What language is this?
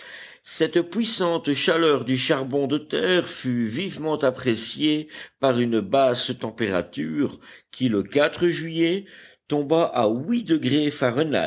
French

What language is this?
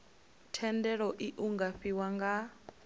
Venda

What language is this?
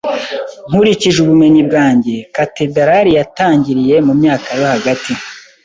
Kinyarwanda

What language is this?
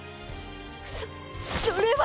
Japanese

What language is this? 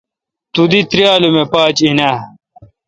Kalkoti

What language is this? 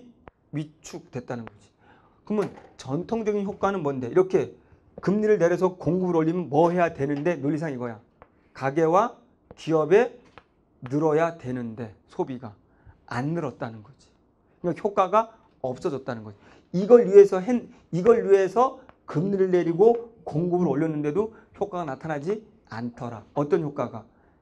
Korean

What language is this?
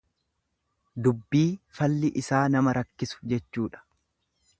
Oromo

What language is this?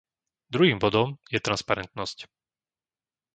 Slovak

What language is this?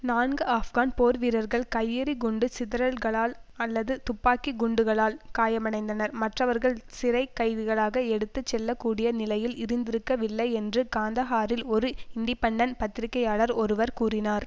Tamil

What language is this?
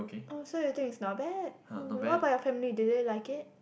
English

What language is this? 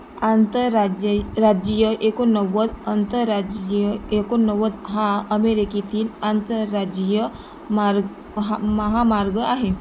Marathi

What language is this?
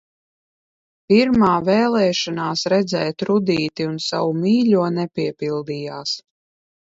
Latvian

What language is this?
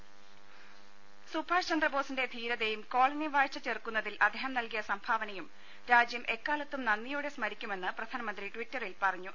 Malayalam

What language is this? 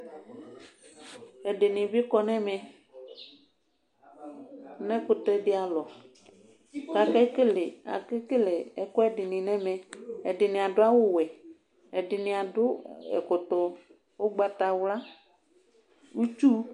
Ikposo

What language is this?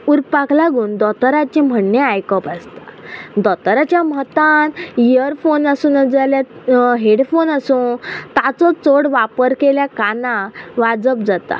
Konkani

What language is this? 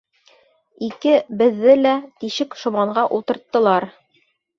Bashkir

